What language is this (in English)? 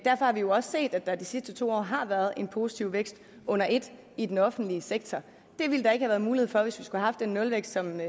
Danish